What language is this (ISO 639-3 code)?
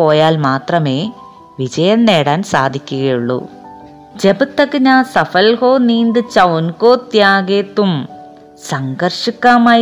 mal